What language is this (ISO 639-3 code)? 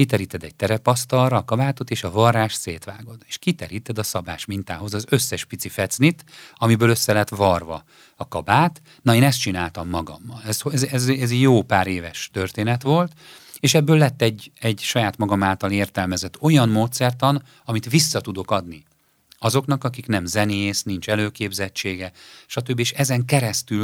hun